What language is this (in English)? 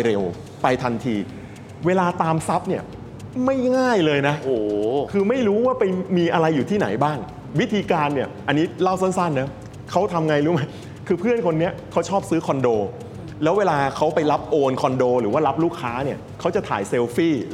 Thai